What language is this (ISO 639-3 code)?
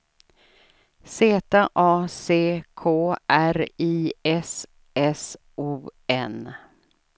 swe